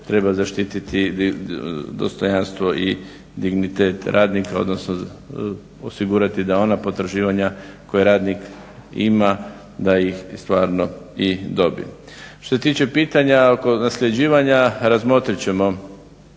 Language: Croatian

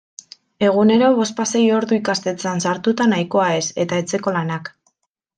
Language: Basque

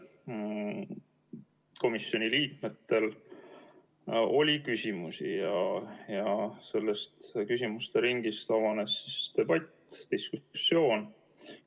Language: Estonian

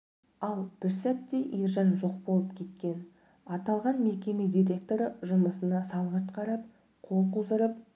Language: Kazakh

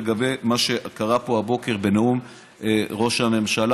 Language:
Hebrew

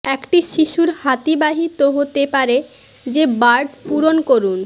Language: Bangla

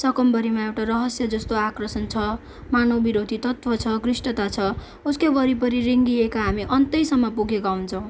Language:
Nepali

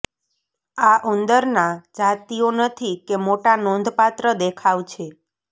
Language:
Gujarati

